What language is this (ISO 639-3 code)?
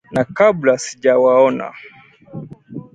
swa